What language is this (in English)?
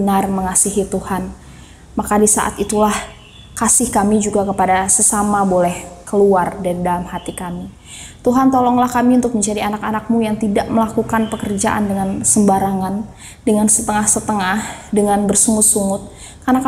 Indonesian